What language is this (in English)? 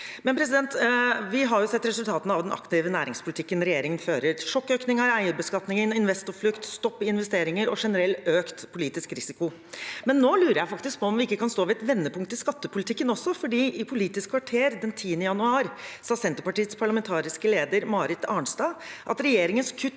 Norwegian